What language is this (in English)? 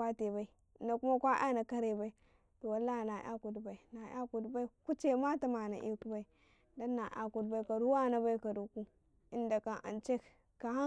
Karekare